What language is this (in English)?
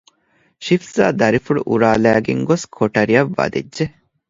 Divehi